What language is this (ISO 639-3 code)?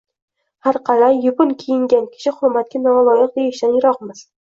uzb